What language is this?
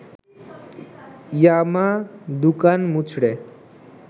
Bangla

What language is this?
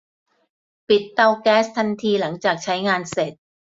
Thai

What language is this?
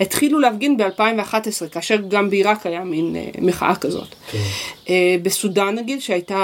Hebrew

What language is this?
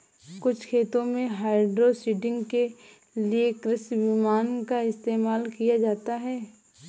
Hindi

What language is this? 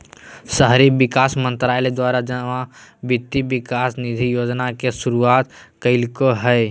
Magahi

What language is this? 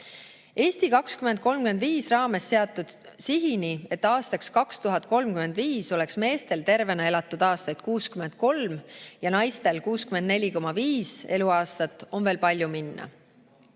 Estonian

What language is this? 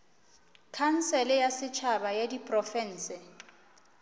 Northern Sotho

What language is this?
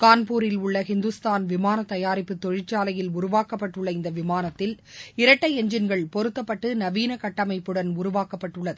Tamil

